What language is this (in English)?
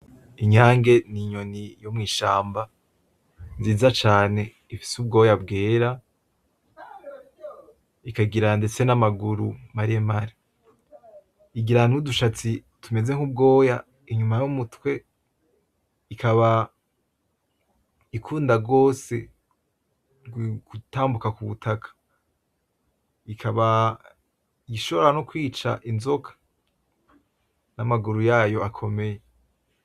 Rundi